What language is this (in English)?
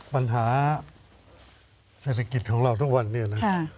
Thai